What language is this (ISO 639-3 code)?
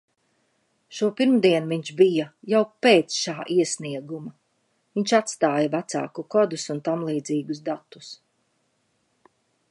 lav